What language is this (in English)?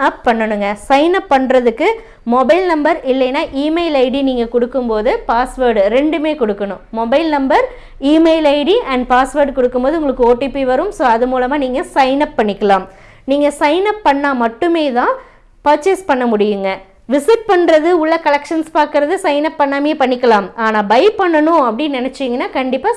Tamil